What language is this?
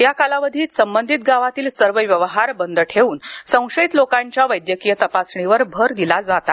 Marathi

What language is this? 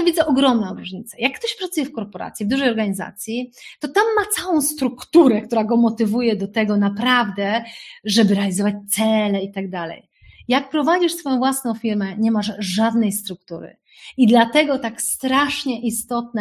Polish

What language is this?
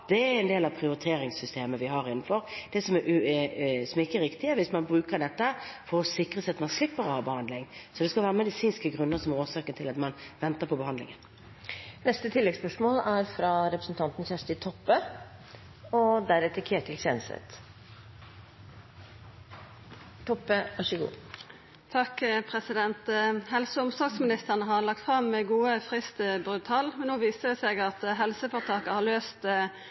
Norwegian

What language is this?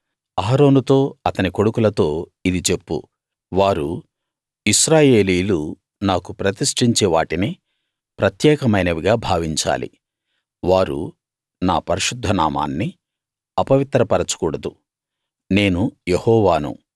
Telugu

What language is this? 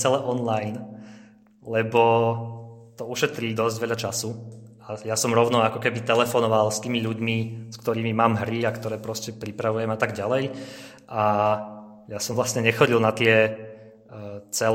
Slovak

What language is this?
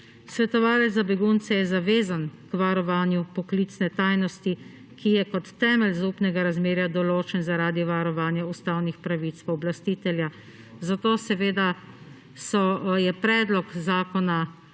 Slovenian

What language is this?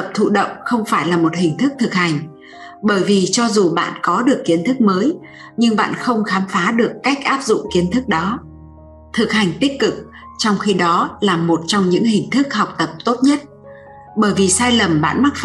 Vietnamese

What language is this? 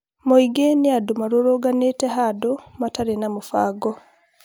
Kikuyu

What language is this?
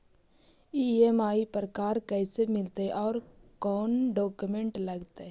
Magahi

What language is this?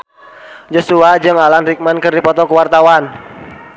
Sundanese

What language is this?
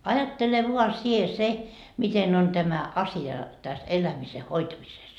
Finnish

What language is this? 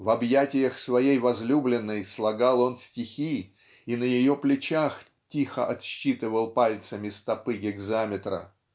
Russian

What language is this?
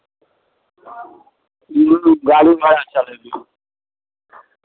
Maithili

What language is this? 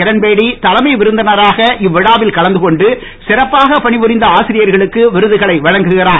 Tamil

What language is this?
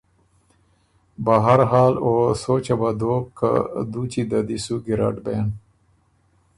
Ormuri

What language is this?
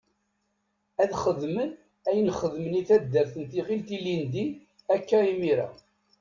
Kabyle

